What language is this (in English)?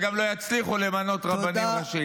Hebrew